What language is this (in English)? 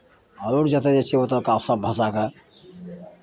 Maithili